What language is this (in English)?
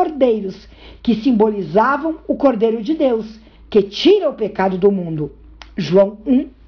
Portuguese